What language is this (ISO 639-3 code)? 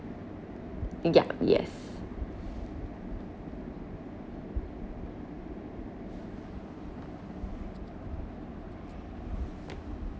eng